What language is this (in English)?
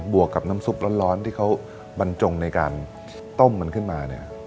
Thai